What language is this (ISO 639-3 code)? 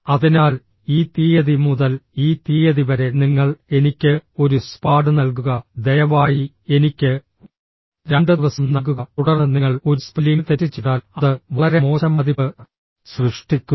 mal